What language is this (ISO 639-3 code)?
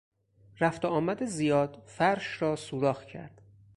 fas